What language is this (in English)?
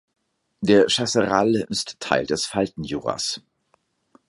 German